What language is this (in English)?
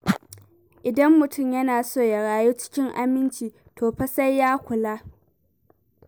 Hausa